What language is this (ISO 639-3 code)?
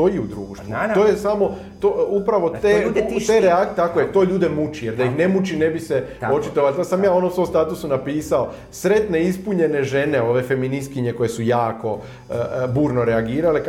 hrv